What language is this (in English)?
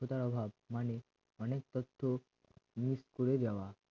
Bangla